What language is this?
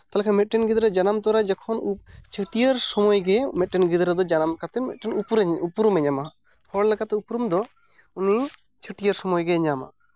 Santali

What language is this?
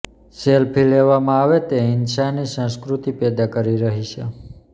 Gujarati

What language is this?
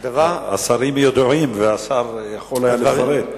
Hebrew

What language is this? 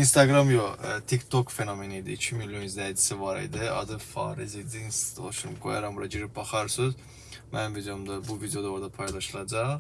Turkish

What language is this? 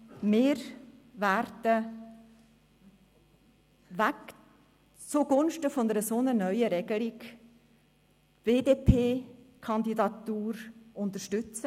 Swiss German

